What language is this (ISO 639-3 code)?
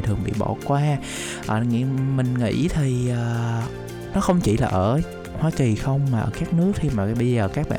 vie